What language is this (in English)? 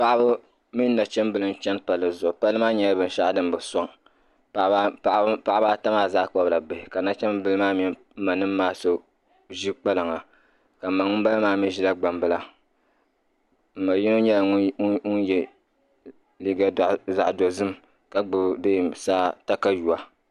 Dagbani